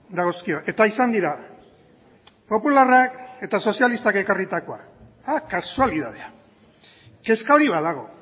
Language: Basque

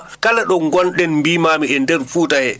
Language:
Fula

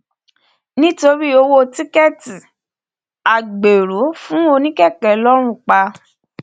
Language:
Yoruba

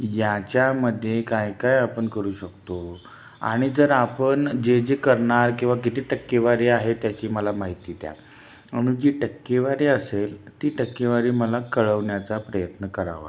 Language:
Marathi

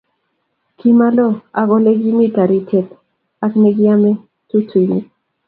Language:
Kalenjin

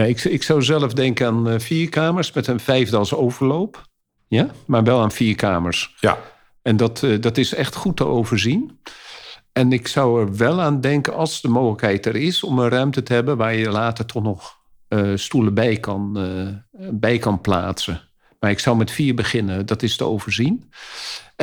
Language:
Dutch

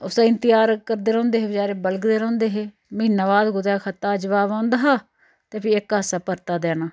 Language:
Dogri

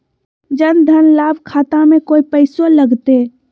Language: Magahi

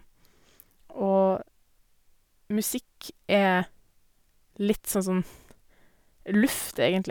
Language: Norwegian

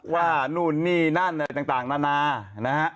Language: Thai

